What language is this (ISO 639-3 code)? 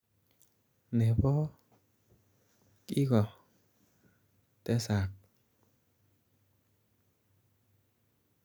kln